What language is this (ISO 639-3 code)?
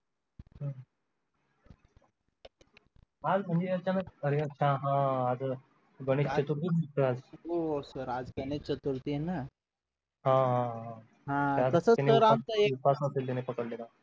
mar